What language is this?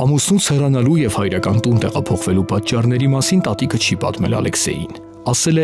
Romanian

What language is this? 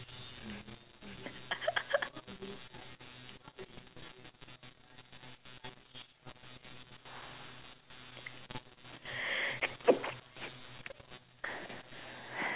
English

